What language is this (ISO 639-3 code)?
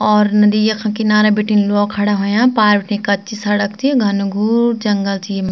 gbm